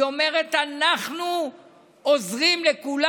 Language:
Hebrew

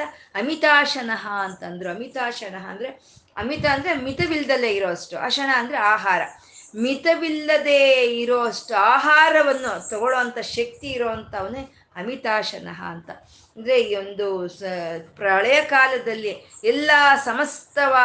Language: Kannada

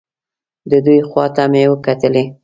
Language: Pashto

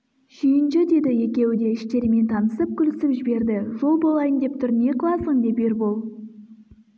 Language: Kazakh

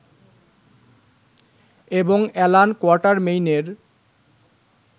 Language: Bangla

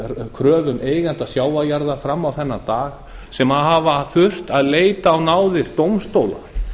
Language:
Icelandic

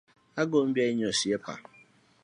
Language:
Luo (Kenya and Tanzania)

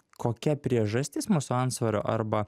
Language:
Lithuanian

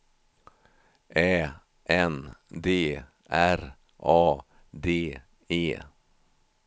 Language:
Swedish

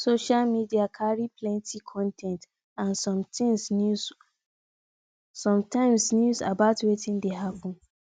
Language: Nigerian Pidgin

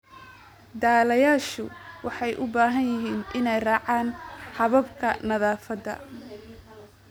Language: Somali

